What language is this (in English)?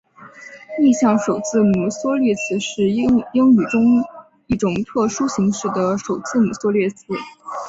Chinese